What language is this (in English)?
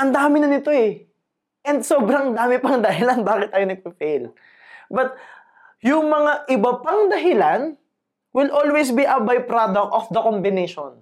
Filipino